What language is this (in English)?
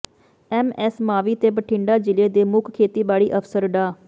Punjabi